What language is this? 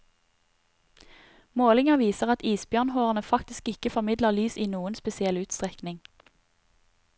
Norwegian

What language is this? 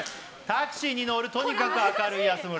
Japanese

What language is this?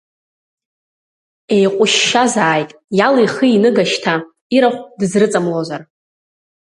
Abkhazian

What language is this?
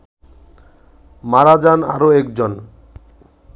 Bangla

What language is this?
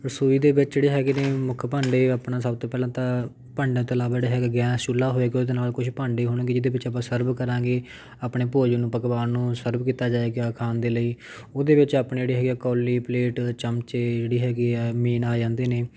Punjabi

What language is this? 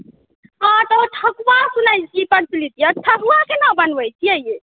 Maithili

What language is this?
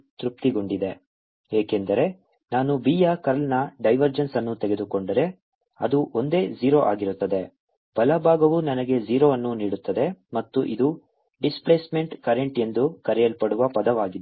Kannada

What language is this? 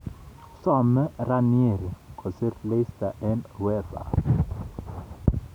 Kalenjin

